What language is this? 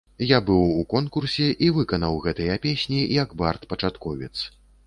Belarusian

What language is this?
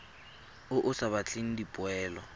Tswana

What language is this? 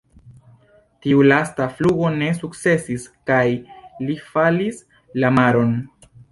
Esperanto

